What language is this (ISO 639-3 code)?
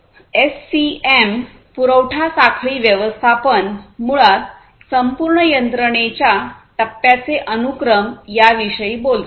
mar